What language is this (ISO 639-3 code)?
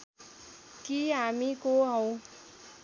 nep